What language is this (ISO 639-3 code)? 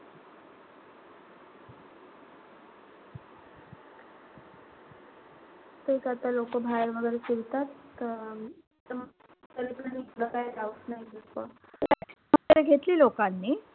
mar